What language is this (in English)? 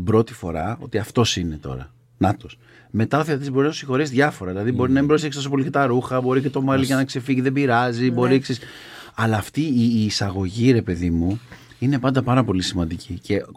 Greek